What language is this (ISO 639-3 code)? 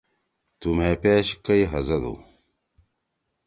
trw